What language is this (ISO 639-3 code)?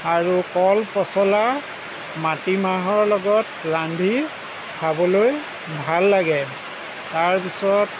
asm